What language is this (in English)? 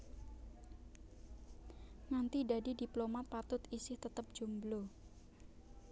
Javanese